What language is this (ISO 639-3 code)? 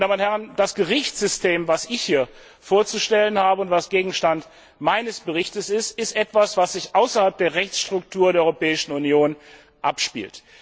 deu